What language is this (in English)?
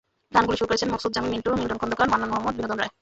Bangla